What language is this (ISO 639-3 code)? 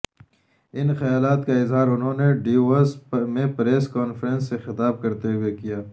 urd